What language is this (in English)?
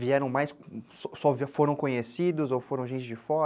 Portuguese